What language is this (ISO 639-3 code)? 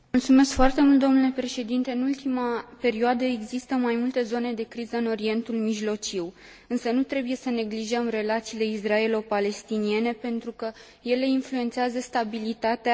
ron